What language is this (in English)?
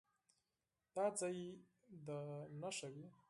Pashto